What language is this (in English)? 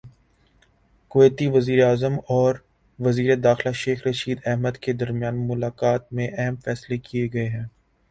Urdu